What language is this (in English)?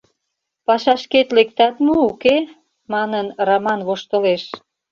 Mari